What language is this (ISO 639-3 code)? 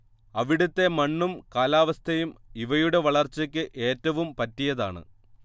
mal